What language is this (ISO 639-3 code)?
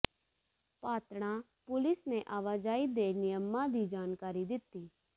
pan